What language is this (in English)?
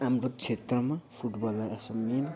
Nepali